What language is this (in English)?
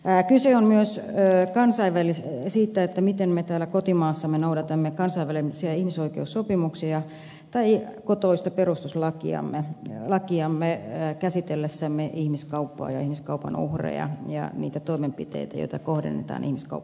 Finnish